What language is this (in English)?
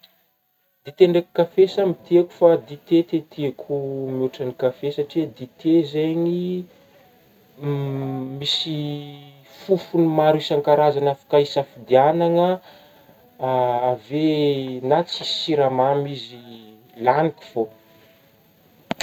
Northern Betsimisaraka Malagasy